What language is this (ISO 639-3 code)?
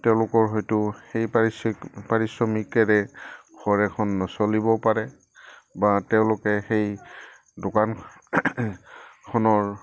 asm